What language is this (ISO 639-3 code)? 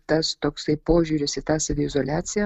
lit